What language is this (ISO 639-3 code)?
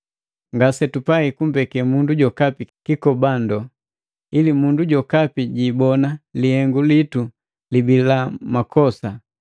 mgv